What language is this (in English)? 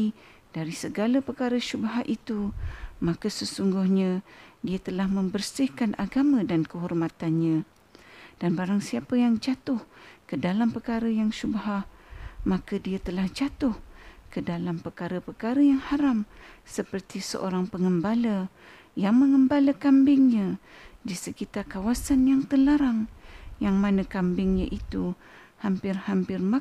Malay